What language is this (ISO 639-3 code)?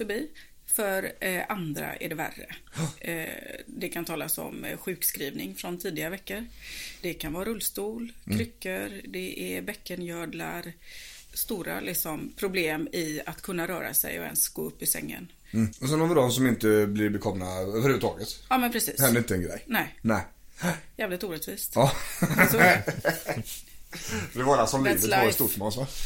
swe